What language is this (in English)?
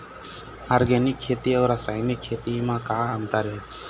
Chhattisgarhi